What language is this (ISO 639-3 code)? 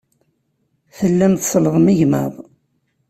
kab